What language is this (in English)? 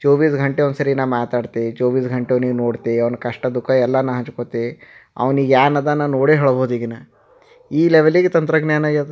Kannada